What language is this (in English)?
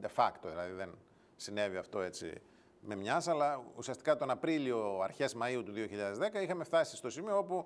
Greek